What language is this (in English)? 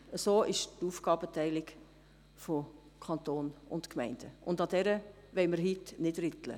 Swiss German